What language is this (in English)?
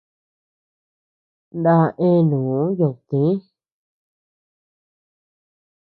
Tepeuxila Cuicatec